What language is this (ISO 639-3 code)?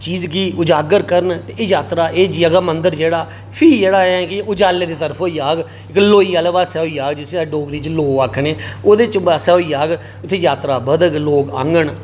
doi